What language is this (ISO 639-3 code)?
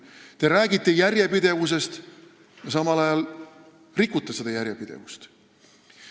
est